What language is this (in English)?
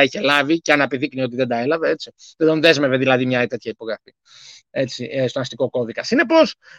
Greek